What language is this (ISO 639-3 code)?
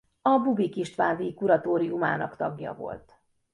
hun